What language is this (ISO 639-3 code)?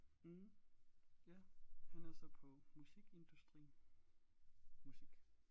dan